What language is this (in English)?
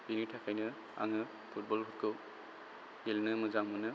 Bodo